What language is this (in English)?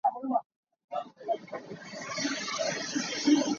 Hakha Chin